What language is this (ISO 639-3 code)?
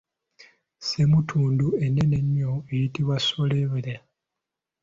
lug